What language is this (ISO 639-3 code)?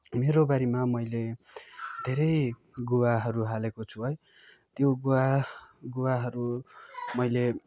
nep